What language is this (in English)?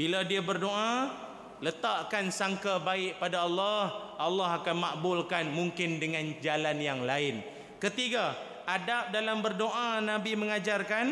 Malay